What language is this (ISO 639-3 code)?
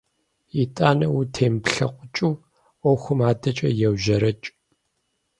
kbd